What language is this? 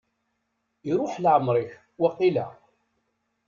Kabyle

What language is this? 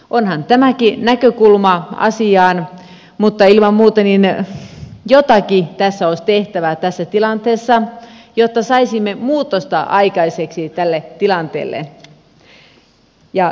Finnish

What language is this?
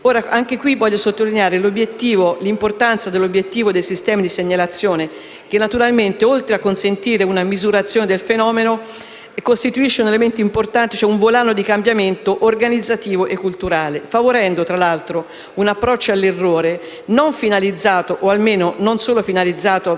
Italian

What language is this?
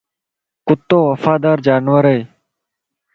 Lasi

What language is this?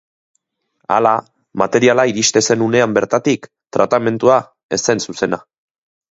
Basque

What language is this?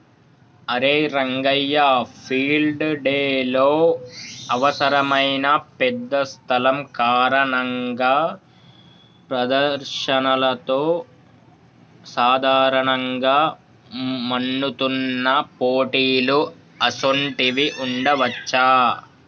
Telugu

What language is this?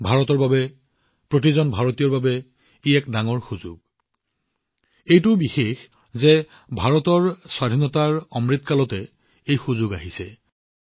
Assamese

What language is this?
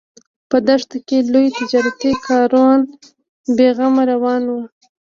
Pashto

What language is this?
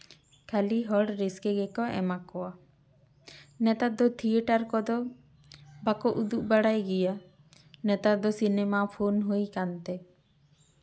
Santali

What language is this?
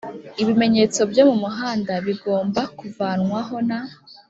Kinyarwanda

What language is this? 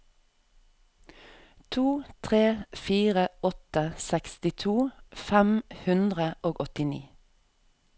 Norwegian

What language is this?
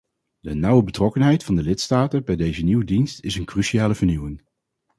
Dutch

